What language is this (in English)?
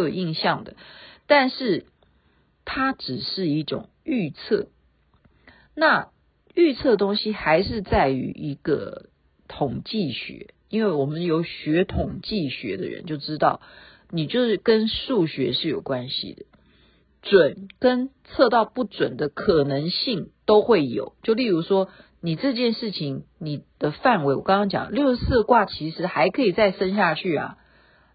Chinese